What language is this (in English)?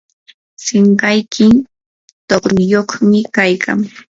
Yanahuanca Pasco Quechua